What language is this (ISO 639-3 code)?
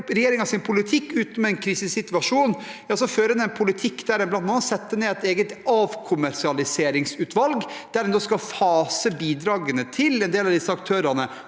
nor